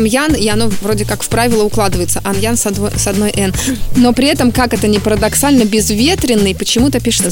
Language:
Russian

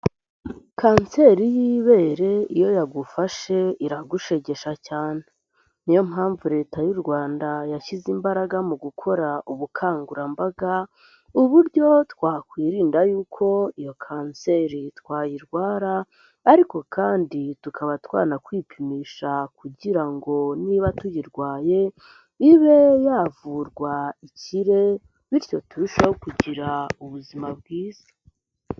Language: Kinyarwanda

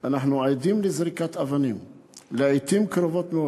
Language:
Hebrew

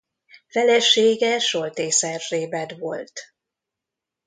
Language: Hungarian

